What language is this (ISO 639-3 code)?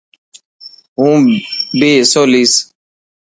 mki